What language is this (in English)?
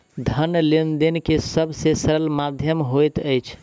Maithili